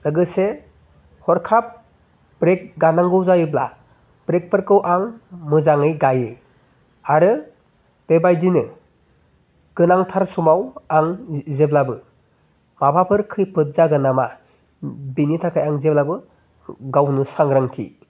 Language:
Bodo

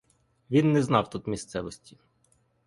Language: Ukrainian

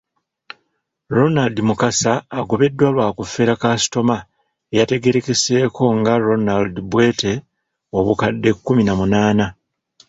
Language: Ganda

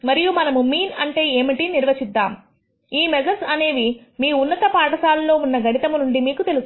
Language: Telugu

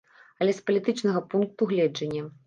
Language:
Belarusian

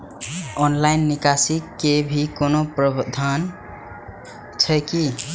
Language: Maithili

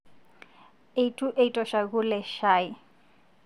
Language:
Masai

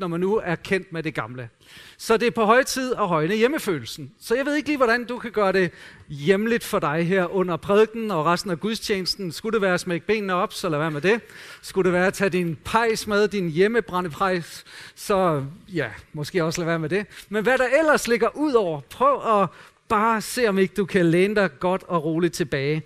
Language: Danish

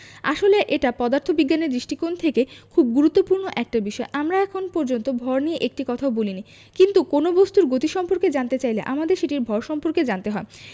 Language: Bangla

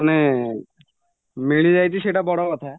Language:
Odia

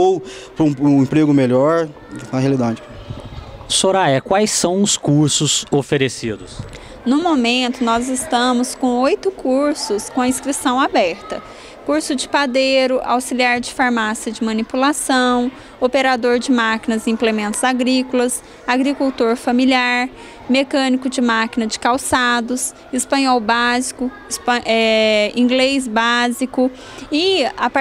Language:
Portuguese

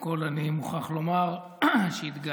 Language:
Hebrew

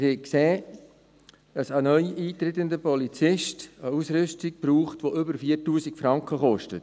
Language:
Swiss German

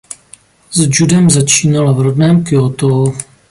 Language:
Czech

